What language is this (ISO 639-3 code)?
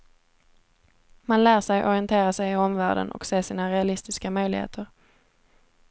swe